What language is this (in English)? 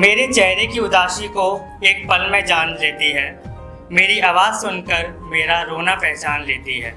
Hindi